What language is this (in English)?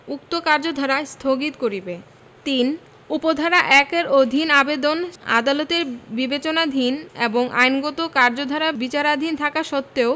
Bangla